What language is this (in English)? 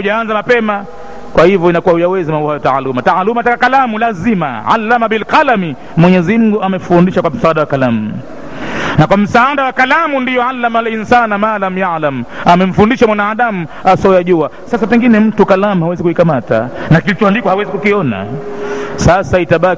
Swahili